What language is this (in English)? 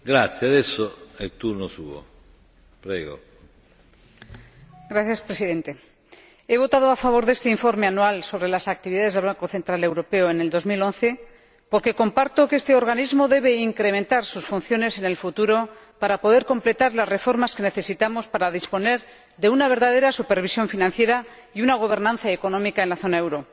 Spanish